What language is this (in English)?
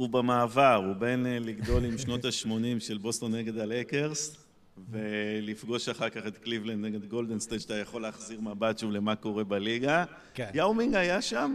Hebrew